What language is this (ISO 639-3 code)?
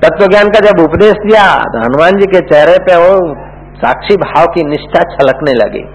hin